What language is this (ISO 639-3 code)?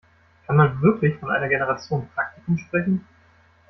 deu